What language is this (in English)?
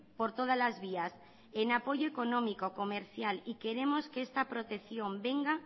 Spanish